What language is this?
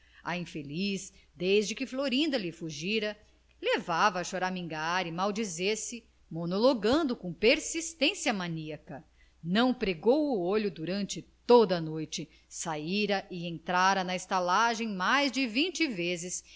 Portuguese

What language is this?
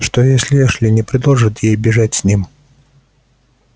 Russian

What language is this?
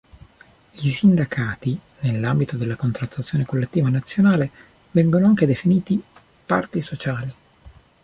Italian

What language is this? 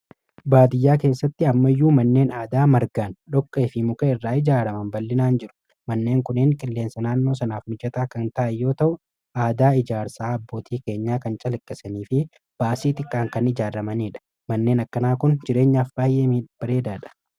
Oromo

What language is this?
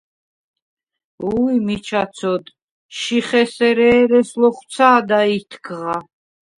Svan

